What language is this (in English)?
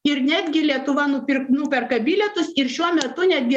Lithuanian